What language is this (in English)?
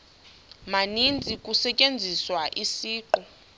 Xhosa